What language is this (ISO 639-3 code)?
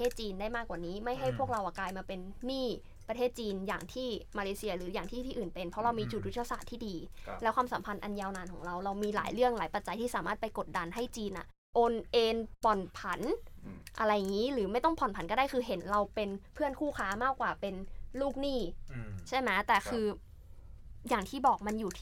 tha